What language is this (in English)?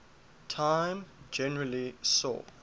English